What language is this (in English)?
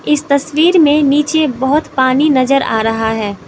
Hindi